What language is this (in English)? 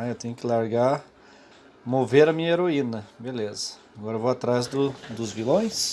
Portuguese